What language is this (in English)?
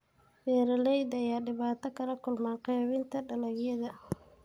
Somali